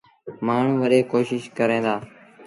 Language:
Sindhi Bhil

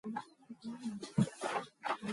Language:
Mongolian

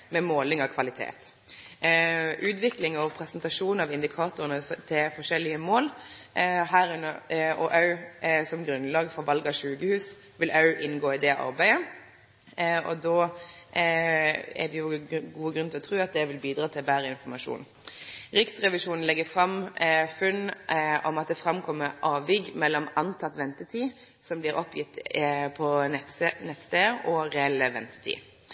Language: Norwegian Nynorsk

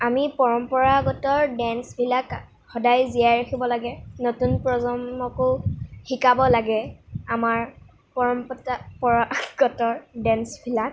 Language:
Assamese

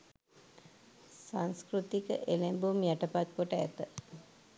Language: Sinhala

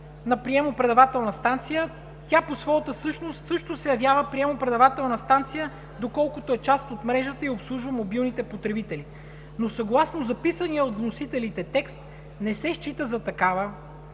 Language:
Bulgarian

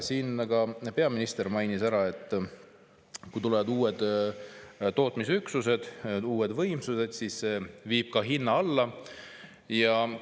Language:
Estonian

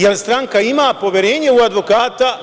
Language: Serbian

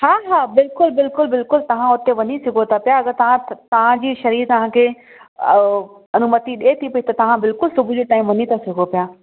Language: Sindhi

